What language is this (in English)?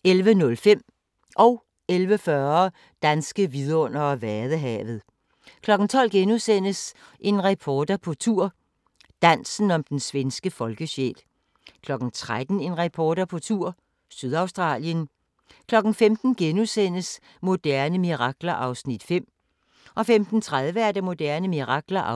Danish